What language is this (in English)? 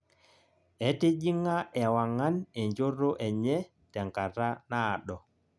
Masai